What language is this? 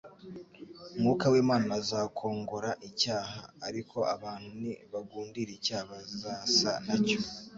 Kinyarwanda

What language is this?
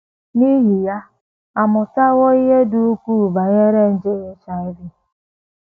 Igbo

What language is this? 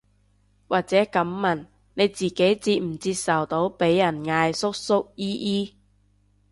Cantonese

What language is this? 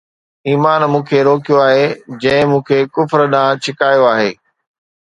Sindhi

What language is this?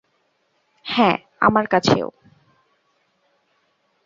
Bangla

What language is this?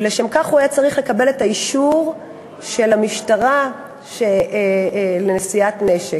Hebrew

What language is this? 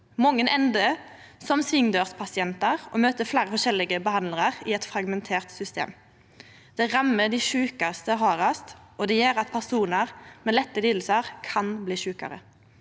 Norwegian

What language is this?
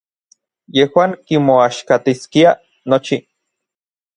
Orizaba Nahuatl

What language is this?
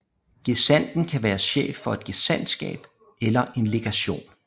Danish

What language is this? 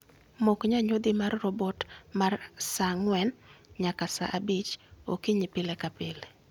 Luo (Kenya and Tanzania)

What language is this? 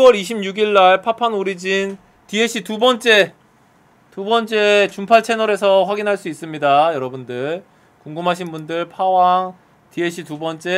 Korean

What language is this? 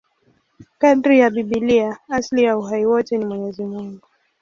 Swahili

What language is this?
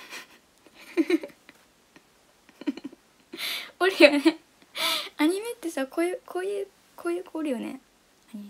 Japanese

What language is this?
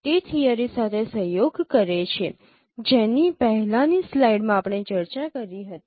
Gujarati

